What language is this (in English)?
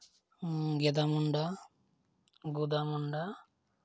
Santali